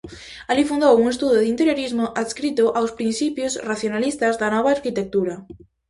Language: Galician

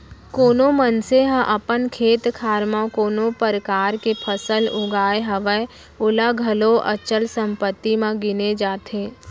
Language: Chhattisgarhi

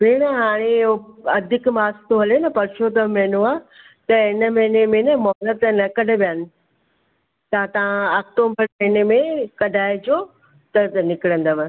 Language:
Sindhi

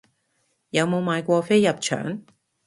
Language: Cantonese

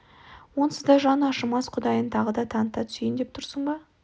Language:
Kazakh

